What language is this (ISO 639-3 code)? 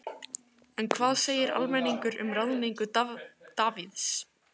isl